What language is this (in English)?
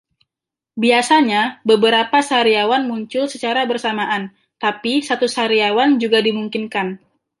Indonesian